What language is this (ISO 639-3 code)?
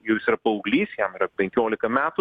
lit